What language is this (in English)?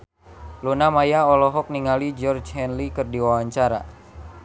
Sundanese